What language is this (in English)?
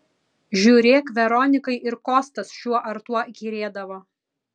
Lithuanian